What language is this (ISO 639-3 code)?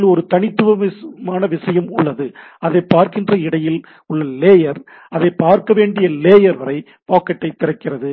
tam